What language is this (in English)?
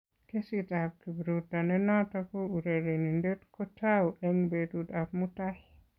Kalenjin